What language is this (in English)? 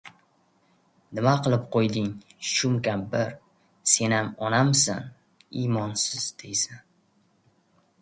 Uzbek